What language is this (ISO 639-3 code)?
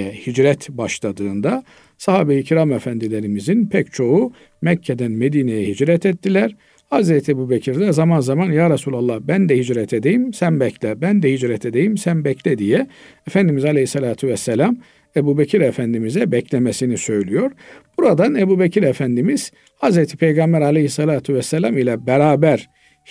tur